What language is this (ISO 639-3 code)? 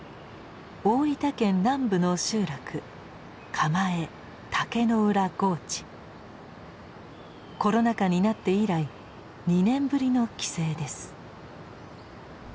jpn